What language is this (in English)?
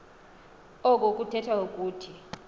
Xhosa